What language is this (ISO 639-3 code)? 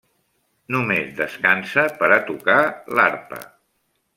cat